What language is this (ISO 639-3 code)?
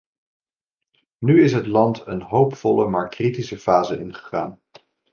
nld